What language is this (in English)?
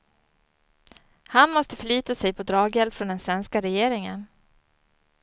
Swedish